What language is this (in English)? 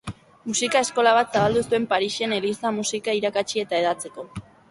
Basque